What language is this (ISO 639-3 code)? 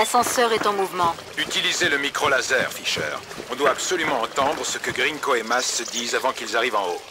fra